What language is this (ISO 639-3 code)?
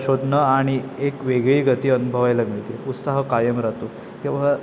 mar